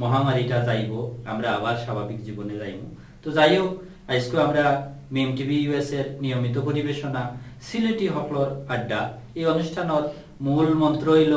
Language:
Indonesian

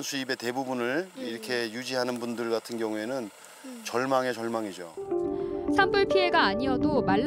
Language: Korean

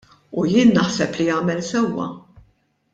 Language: Maltese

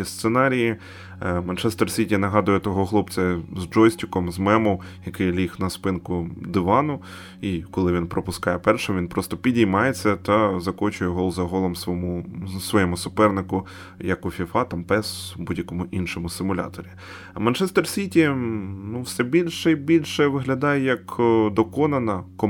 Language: Ukrainian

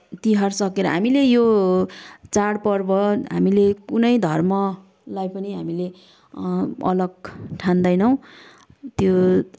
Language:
Nepali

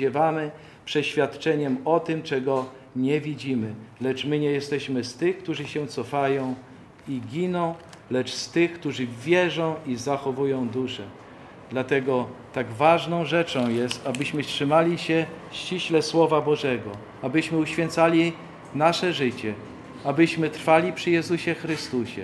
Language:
Polish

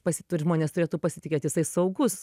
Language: Lithuanian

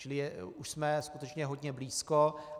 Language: Czech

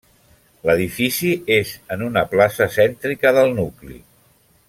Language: Catalan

